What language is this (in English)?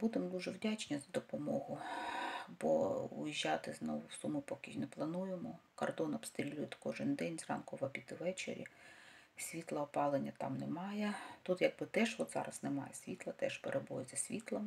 Ukrainian